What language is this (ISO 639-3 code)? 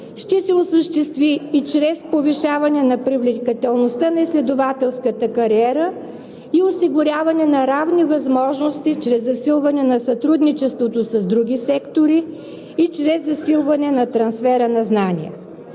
bul